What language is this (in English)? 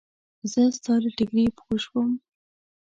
Pashto